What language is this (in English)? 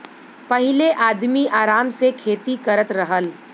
Bhojpuri